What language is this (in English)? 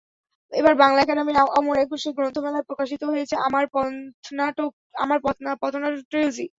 Bangla